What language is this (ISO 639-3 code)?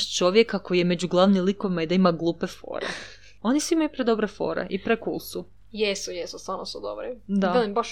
hrv